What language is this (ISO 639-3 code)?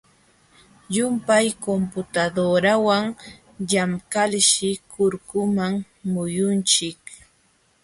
qxw